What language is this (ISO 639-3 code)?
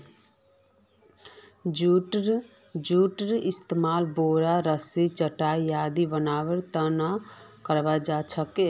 mag